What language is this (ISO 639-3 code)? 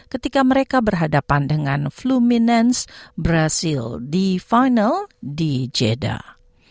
ind